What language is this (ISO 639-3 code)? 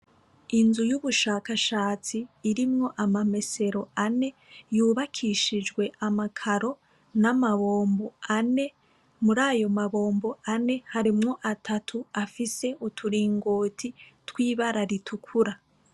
run